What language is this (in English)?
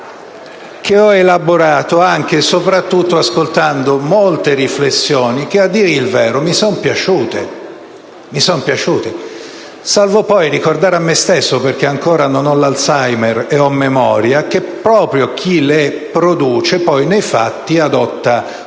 Italian